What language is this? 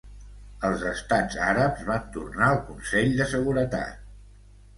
Catalan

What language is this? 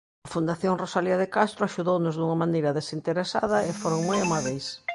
Galician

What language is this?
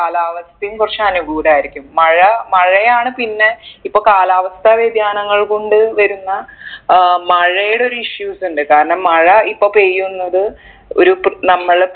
Malayalam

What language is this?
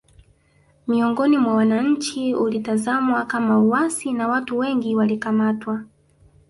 Swahili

